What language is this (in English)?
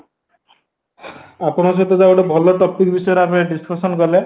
Odia